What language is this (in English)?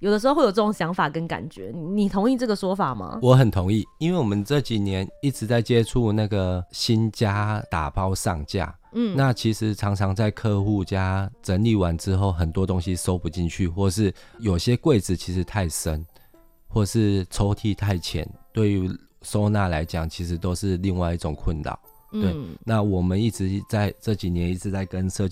Chinese